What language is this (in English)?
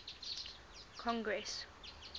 English